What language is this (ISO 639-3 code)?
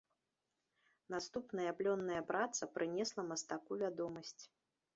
bel